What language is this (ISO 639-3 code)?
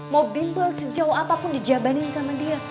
ind